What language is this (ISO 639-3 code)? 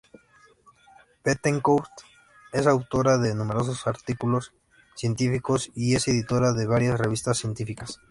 spa